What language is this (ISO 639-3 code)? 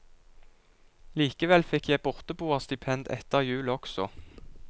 nor